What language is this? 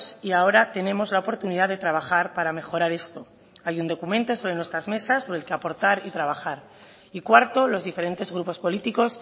Spanish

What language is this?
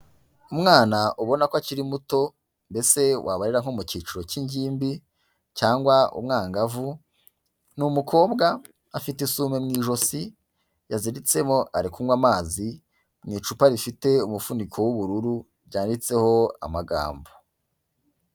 Kinyarwanda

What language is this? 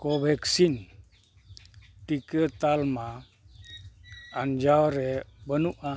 Santali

